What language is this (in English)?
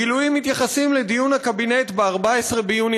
Hebrew